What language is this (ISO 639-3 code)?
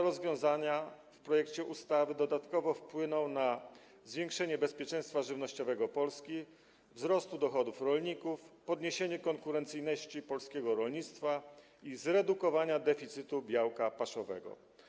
pol